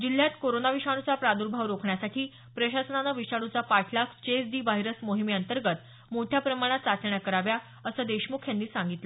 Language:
Marathi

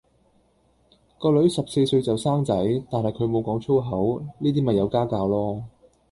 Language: Cantonese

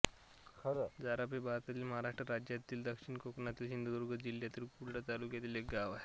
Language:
Marathi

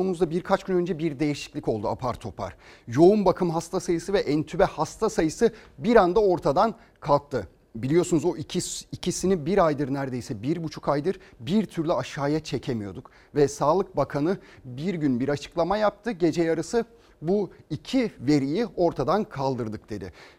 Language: Turkish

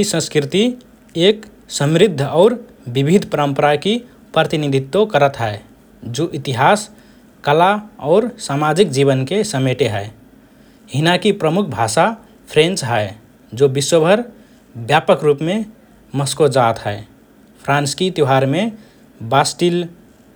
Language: Rana Tharu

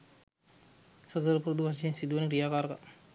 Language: Sinhala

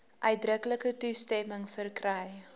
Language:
Afrikaans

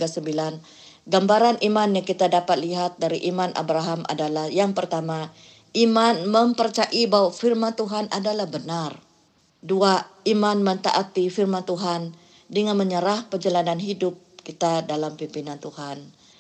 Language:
Malay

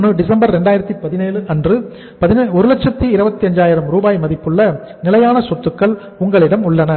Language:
Tamil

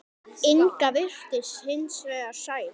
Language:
Icelandic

